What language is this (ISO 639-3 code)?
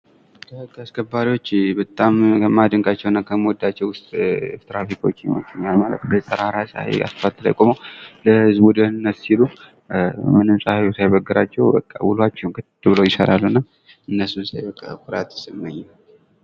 amh